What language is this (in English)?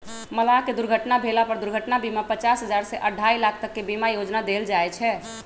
Magahi